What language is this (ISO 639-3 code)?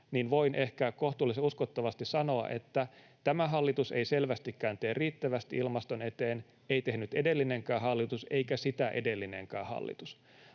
fin